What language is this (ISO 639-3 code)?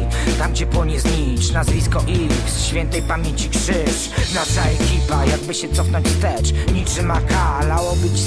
pol